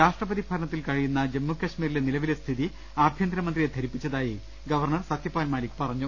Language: Malayalam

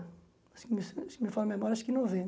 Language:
Portuguese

